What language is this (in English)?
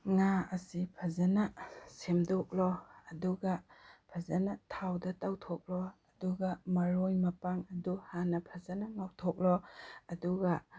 Manipuri